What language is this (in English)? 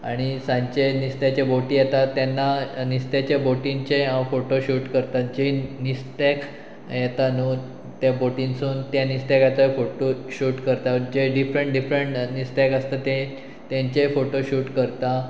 Konkani